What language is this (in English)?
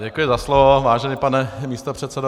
Czech